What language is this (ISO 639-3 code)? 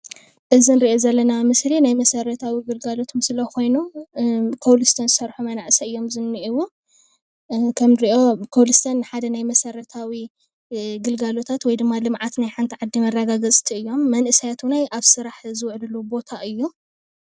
tir